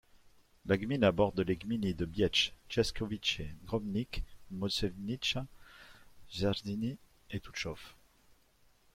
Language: French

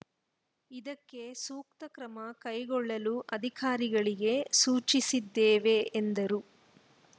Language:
Kannada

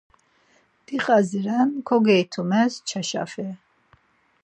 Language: Laz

